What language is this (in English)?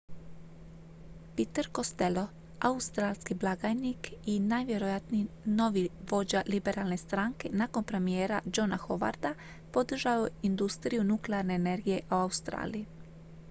Croatian